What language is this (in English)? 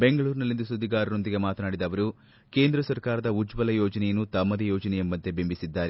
Kannada